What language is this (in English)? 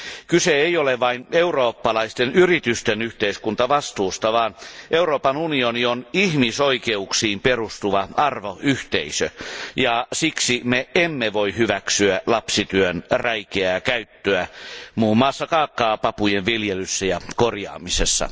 Finnish